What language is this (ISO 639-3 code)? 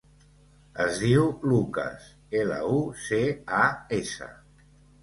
cat